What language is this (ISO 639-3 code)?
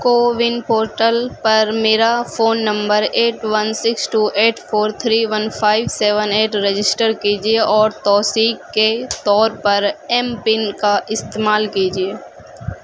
urd